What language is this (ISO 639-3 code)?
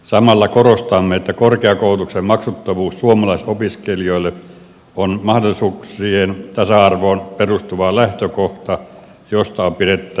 fin